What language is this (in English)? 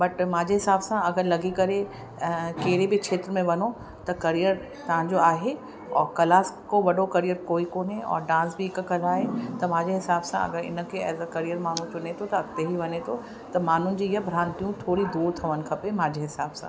Sindhi